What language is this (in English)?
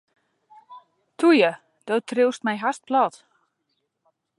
Western Frisian